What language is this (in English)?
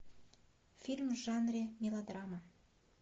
Russian